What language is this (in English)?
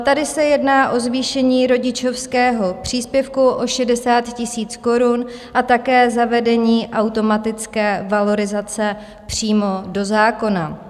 Czech